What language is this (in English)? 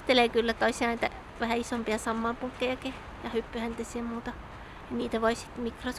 Finnish